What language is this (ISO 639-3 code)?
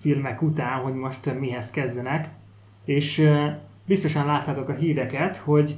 hun